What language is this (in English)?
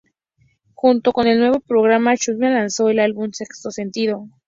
Spanish